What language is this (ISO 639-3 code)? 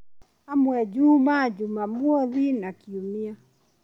kik